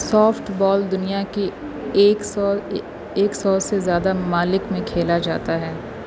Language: Urdu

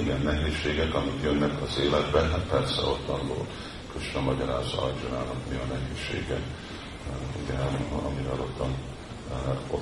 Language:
Hungarian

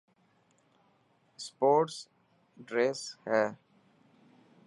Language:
Dhatki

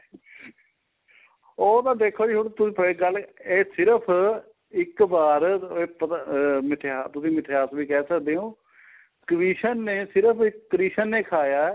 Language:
Punjabi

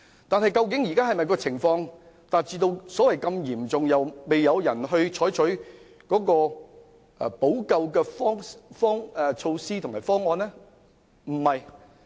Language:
Cantonese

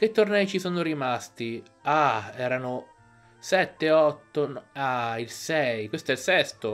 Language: Italian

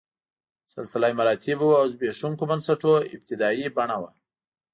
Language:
Pashto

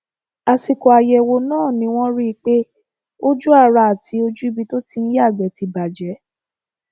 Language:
Yoruba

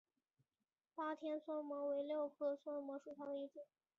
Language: Chinese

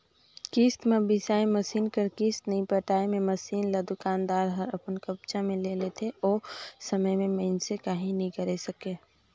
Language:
Chhattisgarhi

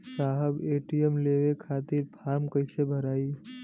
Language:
Bhojpuri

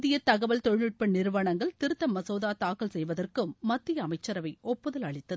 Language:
Tamil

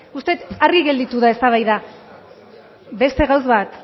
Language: Basque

